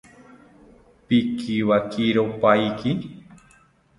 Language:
South Ucayali Ashéninka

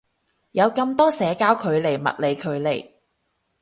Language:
Cantonese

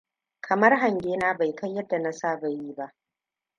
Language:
Hausa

